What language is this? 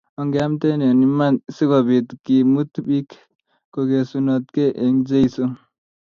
Kalenjin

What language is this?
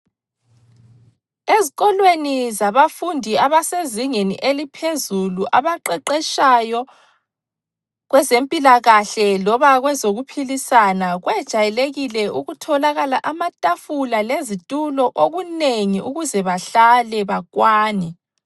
North Ndebele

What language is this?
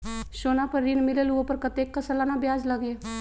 Magahi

